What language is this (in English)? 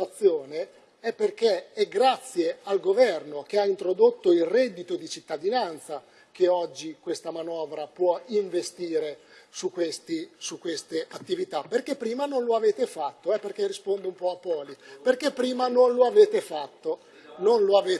Italian